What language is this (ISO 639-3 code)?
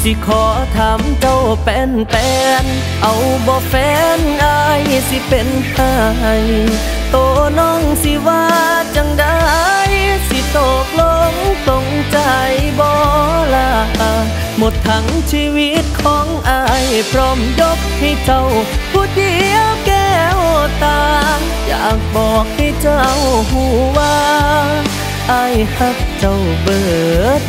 tha